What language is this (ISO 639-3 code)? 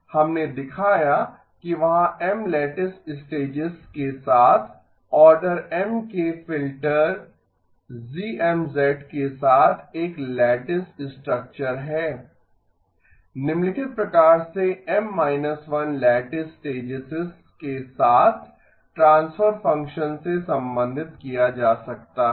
hin